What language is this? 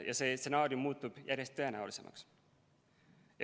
Estonian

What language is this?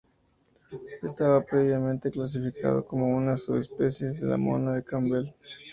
Spanish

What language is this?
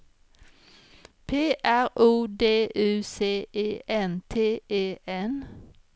Swedish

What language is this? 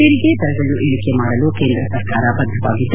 Kannada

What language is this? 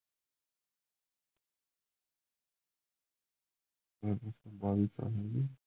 Marathi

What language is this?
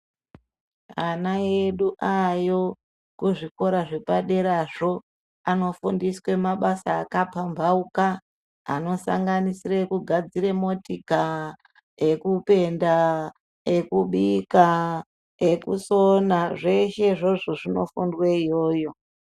Ndau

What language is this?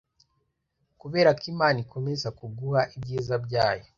Kinyarwanda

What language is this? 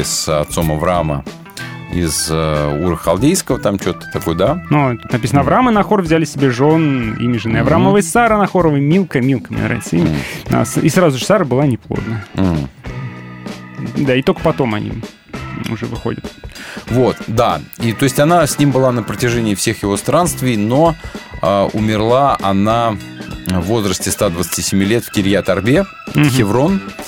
Russian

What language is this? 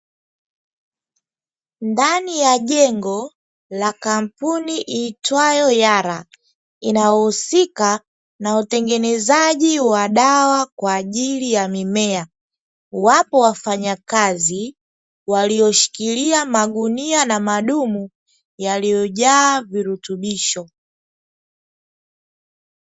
Swahili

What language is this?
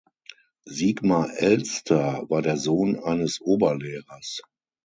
German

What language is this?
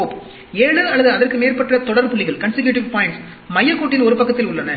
Tamil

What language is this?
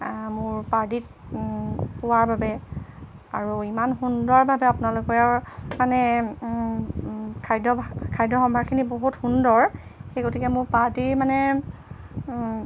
Assamese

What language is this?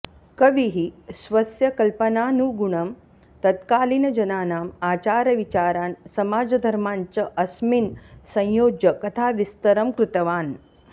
Sanskrit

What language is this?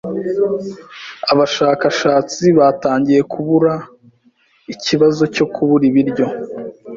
Kinyarwanda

